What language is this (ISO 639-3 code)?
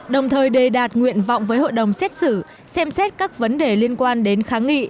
vie